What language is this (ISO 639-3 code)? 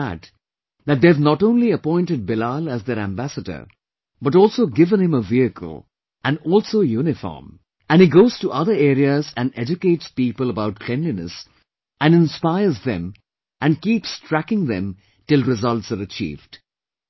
eng